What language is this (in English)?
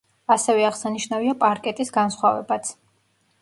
Georgian